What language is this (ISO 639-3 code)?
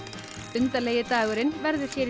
isl